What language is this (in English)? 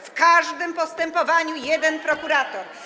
Polish